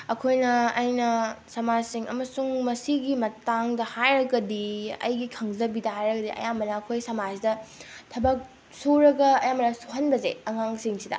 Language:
Manipuri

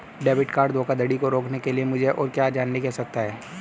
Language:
Hindi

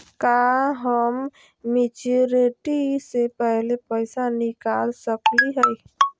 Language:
Magahi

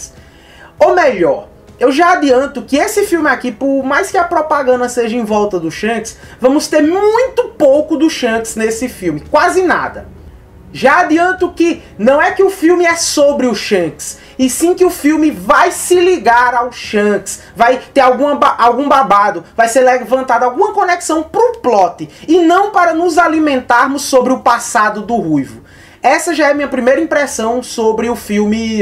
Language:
Portuguese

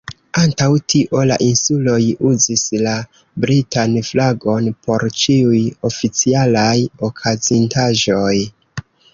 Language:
Esperanto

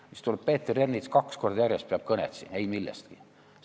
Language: Estonian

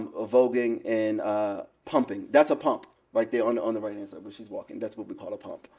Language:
English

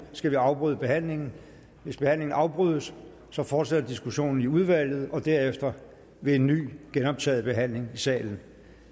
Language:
Danish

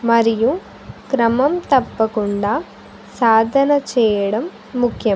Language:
Telugu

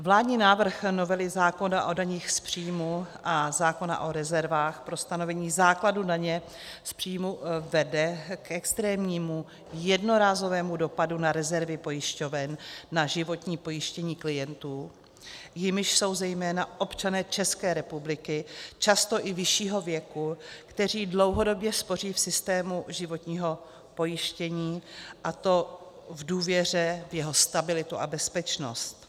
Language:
Czech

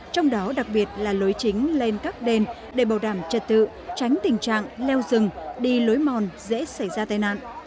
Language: Vietnamese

